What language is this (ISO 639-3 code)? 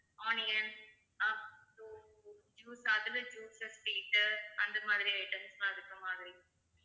tam